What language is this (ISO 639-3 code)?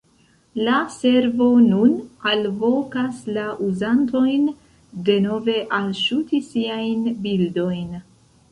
epo